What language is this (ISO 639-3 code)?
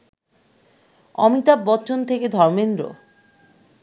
ben